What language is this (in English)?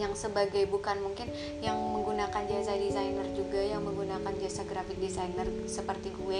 Indonesian